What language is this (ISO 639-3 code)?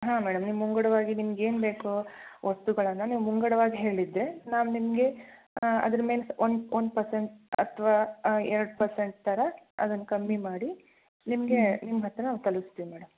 kan